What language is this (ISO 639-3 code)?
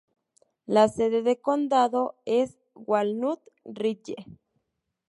spa